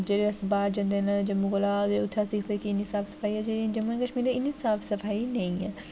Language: Dogri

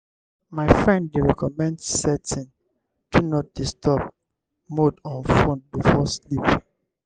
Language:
Nigerian Pidgin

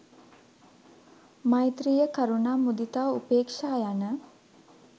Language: Sinhala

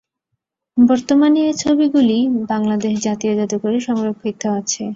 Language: Bangla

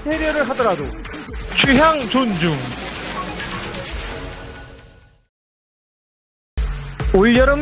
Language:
Korean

